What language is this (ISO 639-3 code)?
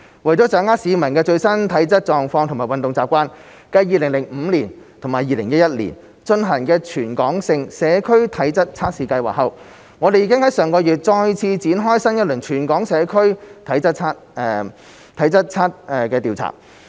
yue